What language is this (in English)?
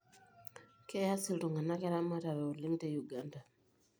Masai